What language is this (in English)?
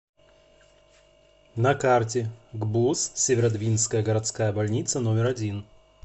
Russian